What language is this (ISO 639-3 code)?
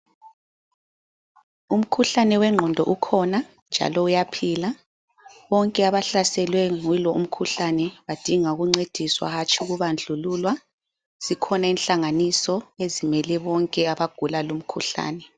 nde